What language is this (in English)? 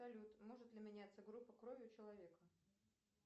Russian